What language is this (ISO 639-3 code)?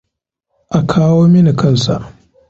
hau